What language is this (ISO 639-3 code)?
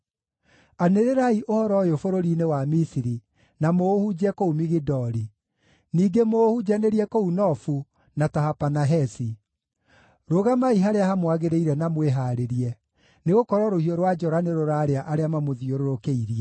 kik